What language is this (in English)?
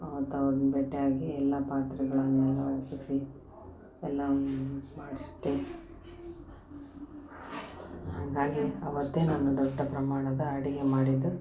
Kannada